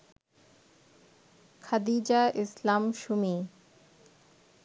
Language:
Bangla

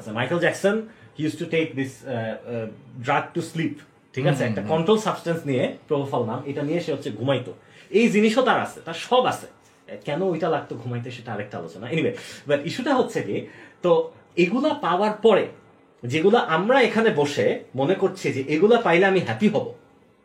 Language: Bangla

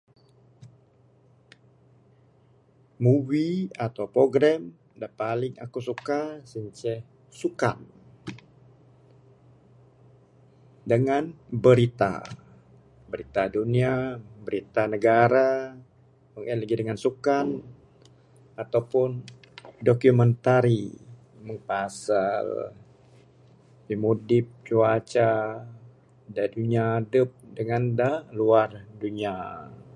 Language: Bukar-Sadung Bidayuh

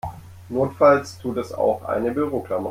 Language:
German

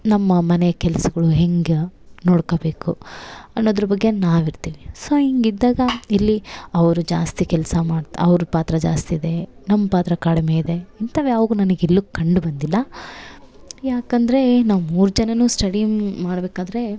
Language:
Kannada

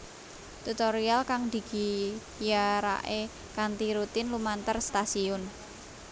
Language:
Javanese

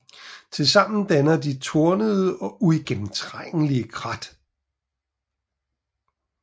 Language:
Danish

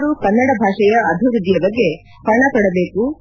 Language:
Kannada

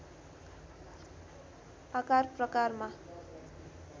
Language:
Nepali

